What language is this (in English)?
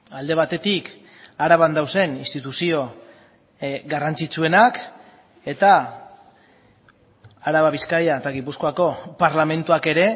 Basque